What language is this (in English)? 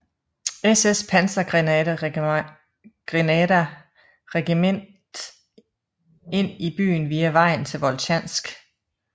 Danish